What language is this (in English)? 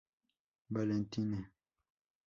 Spanish